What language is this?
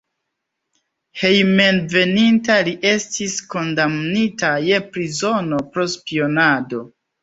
Esperanto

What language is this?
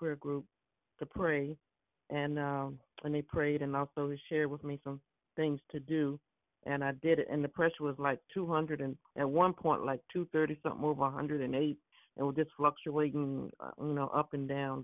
English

